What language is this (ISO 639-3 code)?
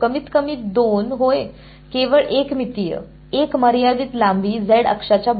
mar